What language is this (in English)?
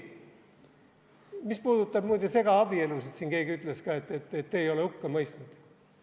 Estonian